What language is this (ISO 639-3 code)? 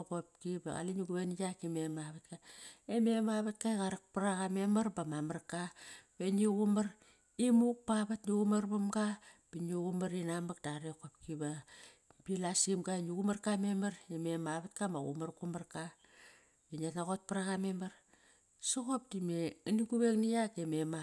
ckr